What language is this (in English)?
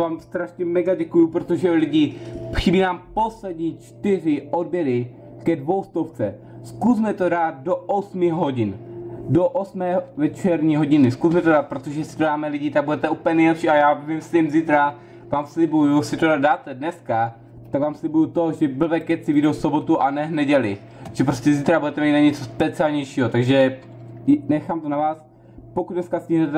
Czech